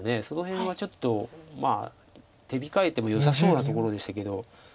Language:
Japanese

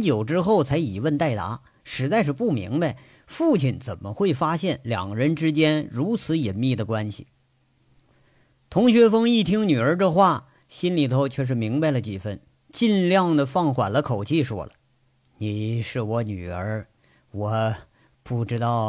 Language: Chinese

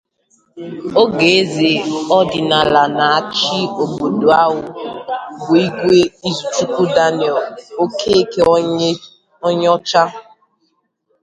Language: Igbo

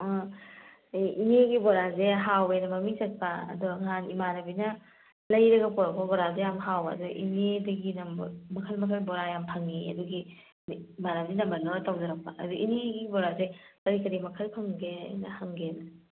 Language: Manipuri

